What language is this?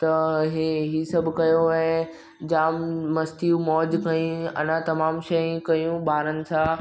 Sindhi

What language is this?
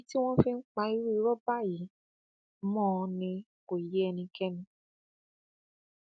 Yoruba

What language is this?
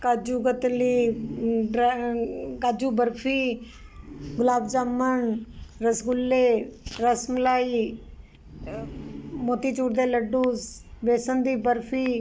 Punjabi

